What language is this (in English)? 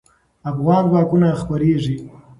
Pashto